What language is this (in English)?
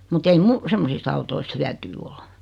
Finnish